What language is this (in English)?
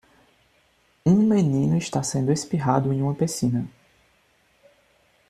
Portuguese